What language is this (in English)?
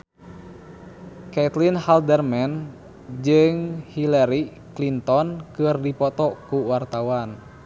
Sundanese